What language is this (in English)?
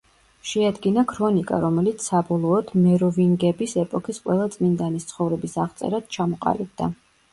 Georgian